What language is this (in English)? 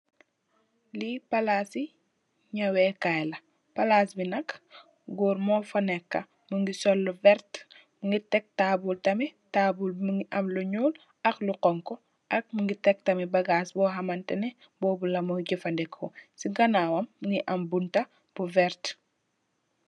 Wolof